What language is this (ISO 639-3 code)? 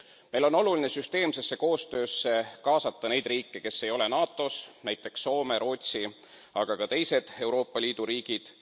est